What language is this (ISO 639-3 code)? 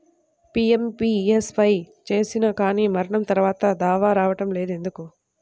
tel